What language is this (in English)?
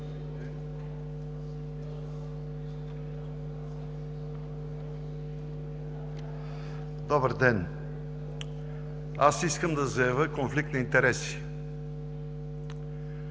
Bulgarian